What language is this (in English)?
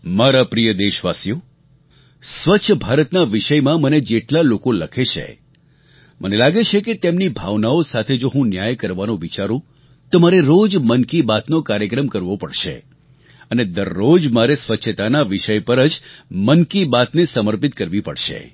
Gujarati